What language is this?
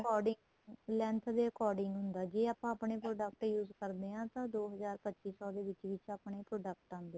Punjabi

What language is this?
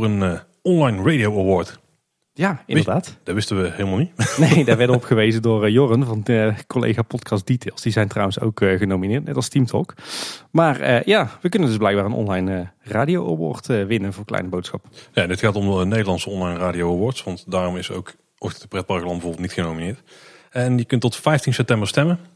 Dutch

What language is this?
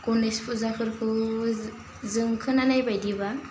Bodo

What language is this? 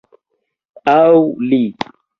Esperanto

